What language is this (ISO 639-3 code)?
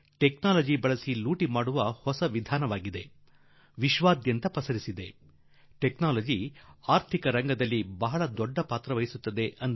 kan